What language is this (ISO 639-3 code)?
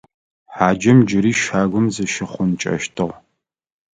ady